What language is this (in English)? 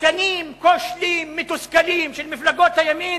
Hebrew